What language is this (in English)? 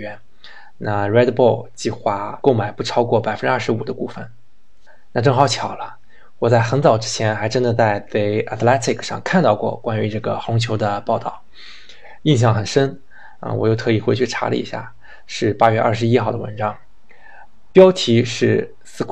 Chinese